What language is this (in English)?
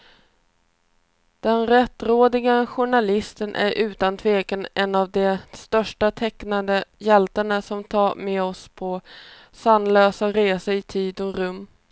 Swedish